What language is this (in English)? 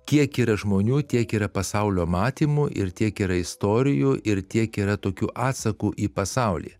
Lithuanian